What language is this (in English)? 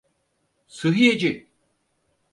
Turkish